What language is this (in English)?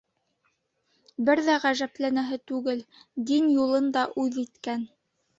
Bashkir